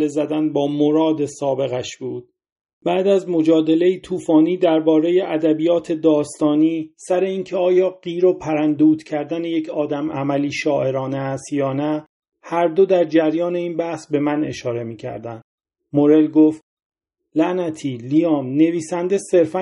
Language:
Persian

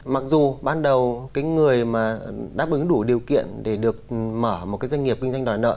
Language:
Vietnamese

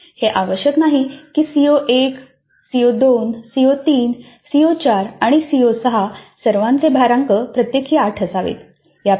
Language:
Marathi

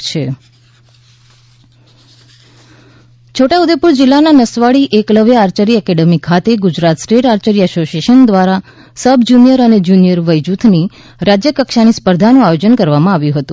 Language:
Gujarati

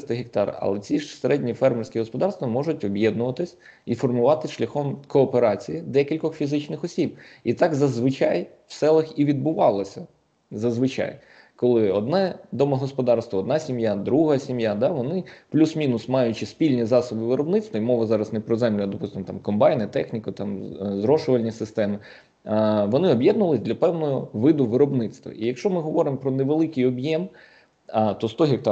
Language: Ukrainian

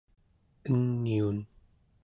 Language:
Central Yupik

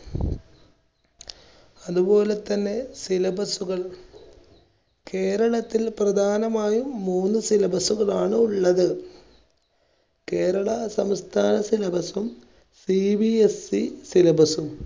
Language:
Malayalam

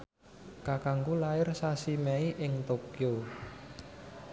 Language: Javanese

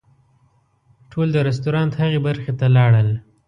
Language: Pashto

